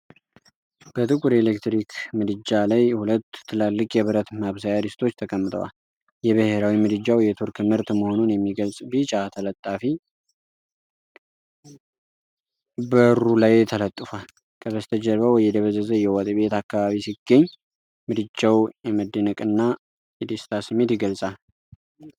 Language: Amharic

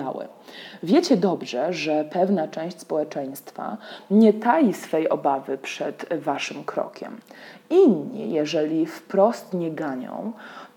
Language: Polish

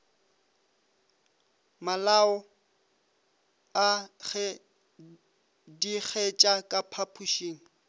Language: Northern Sotho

